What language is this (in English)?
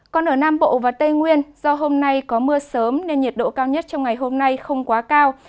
Vietnamese